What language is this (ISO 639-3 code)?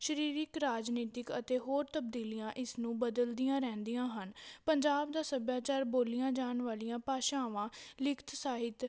pan